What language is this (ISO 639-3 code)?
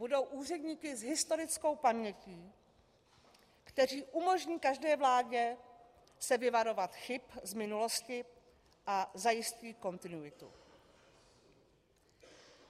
ces